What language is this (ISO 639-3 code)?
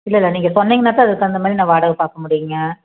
tam